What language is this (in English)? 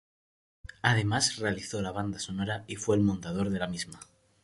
Spanish